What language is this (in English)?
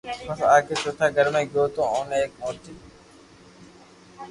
Loarki